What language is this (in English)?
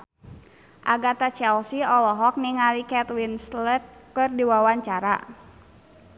Sundanese